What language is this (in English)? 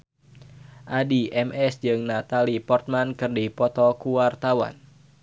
Sundanese